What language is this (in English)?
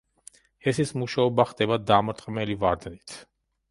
Georgian